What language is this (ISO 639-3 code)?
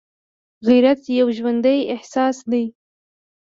pus